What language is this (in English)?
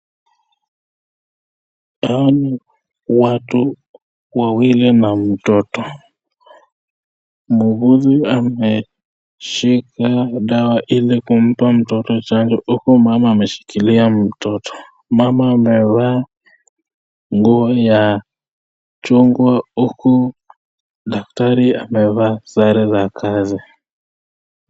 Swahili